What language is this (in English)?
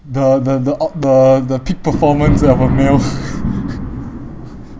English